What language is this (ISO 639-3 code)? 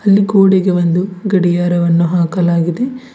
kan